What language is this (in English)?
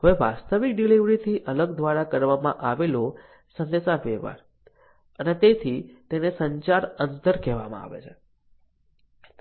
Gujarati